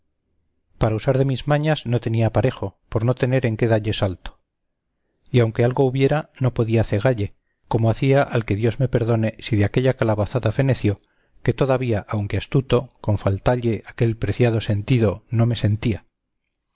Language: Spanish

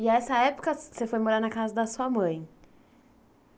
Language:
Portuguese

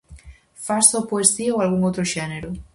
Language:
Galician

